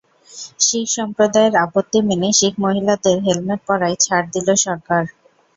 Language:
Bangla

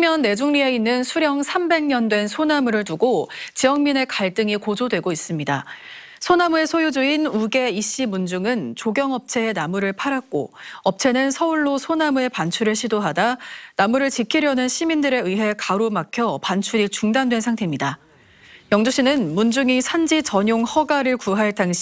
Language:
Korean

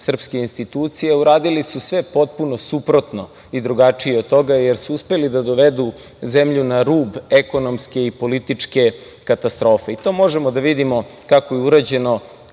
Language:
Serbian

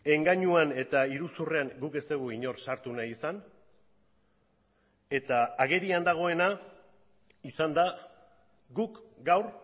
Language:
Basque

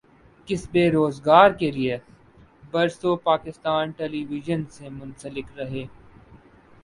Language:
Urdu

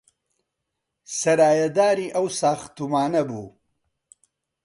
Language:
Central Kurdish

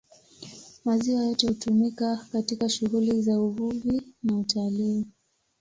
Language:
Swahili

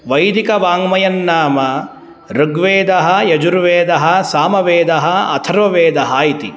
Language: Sanskrit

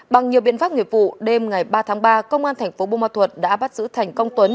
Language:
Vietnamese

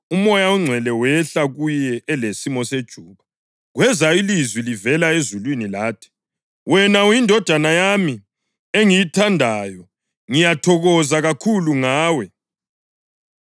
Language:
North Ndebele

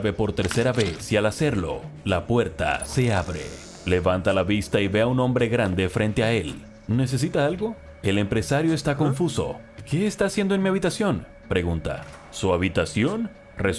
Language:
Spanish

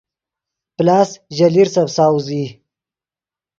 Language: Yidgha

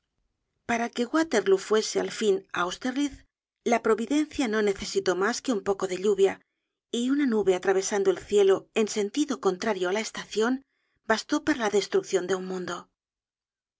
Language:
Spanish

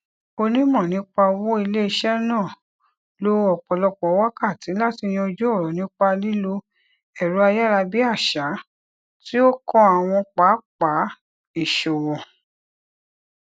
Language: Yoruba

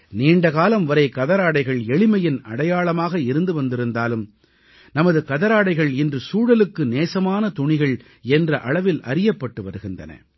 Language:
Tamil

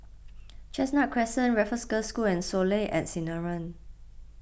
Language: English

